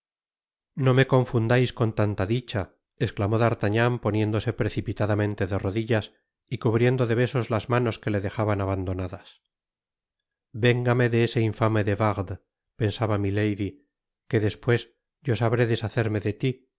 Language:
Spanish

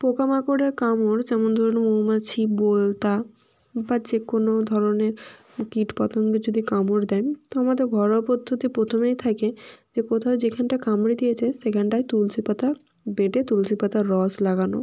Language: Bangla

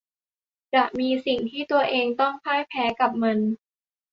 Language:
Thai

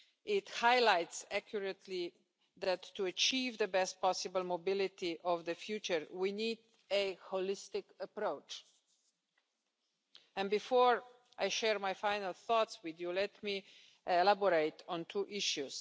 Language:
English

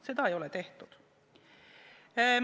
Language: Estonian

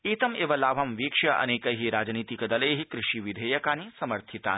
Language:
Sanskrit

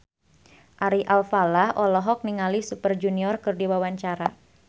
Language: Sundanese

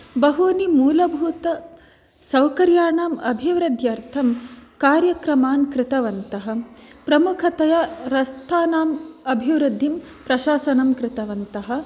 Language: Sanskrit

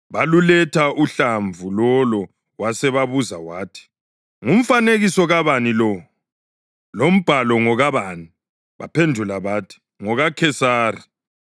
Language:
North Ndebele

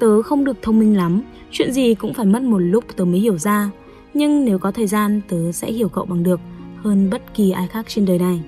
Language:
Vietnamese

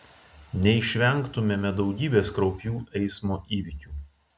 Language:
Lithuanian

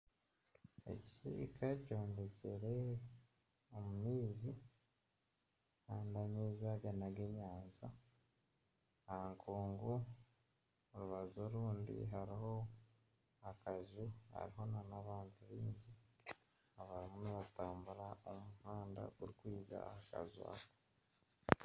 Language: Nyankole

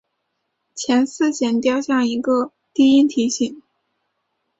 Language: Chinese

